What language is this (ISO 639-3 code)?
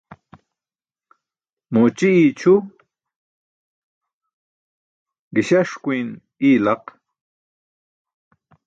bsk